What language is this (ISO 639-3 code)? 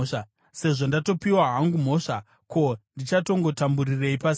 sna